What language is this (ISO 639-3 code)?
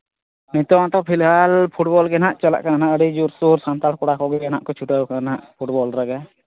sat